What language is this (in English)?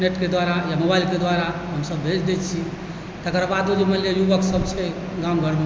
Maithili